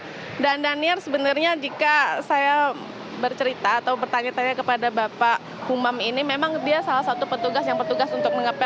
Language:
Indonesian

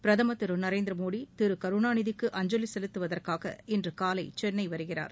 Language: Tamil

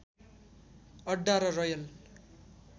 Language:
Nepali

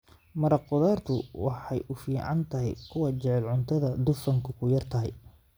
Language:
Somali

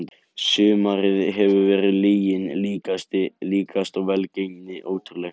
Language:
Icelandic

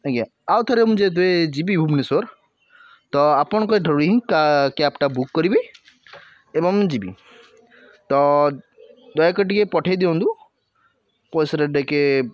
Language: Odia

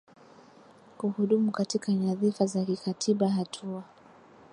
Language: Swahili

